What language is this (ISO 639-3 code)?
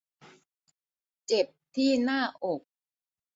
tha